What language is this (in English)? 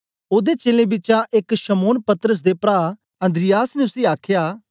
Dogri